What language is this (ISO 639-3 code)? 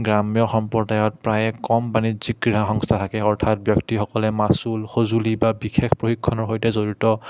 asm